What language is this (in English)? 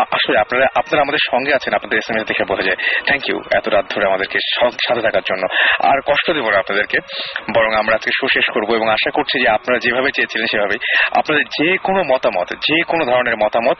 Bangla